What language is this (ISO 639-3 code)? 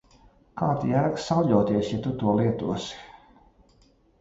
lav